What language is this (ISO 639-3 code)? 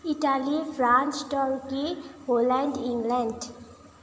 nep